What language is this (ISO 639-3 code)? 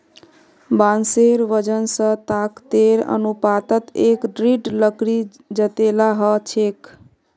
mag